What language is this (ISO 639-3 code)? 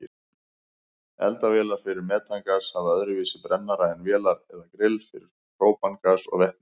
isl